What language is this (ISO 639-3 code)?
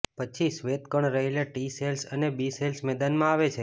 guj